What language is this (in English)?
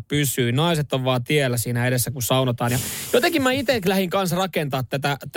Finnish